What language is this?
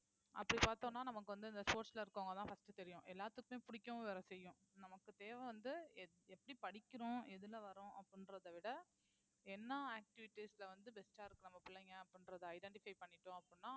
Tamil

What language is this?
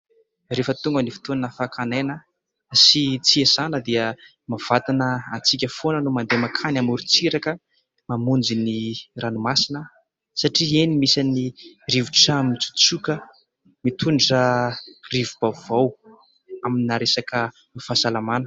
Malagasy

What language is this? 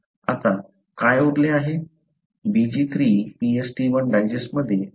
Marathi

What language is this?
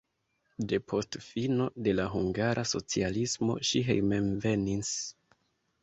Esperanto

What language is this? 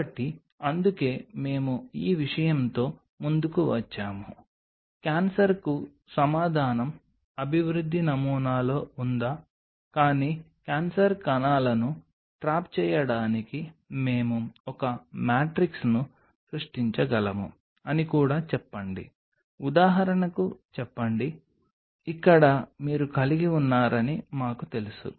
Telugu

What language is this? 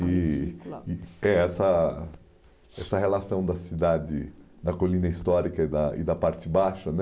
Portuguese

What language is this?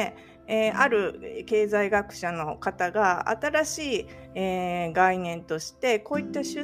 Japanese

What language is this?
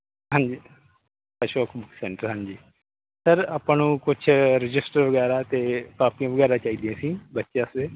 Punjabi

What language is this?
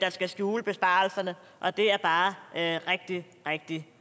Danish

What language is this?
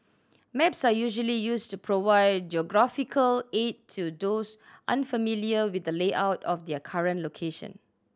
English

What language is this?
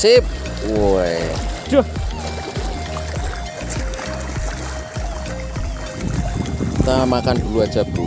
Indonesian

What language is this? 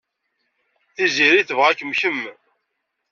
Kabyle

